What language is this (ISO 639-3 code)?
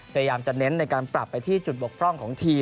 tha